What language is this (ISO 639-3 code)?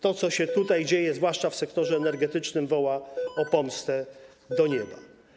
pol